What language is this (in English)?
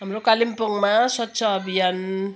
Nepali